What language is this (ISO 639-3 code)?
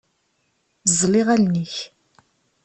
kab